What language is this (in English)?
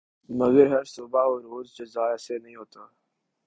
Urdu